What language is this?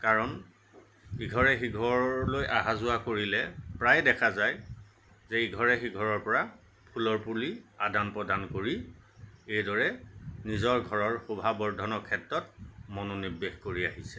Assamese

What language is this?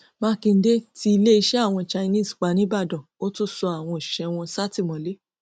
Yoruba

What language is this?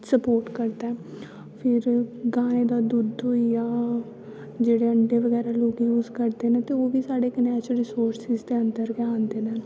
Dogri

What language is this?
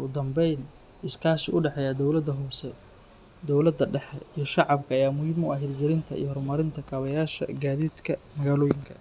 Somali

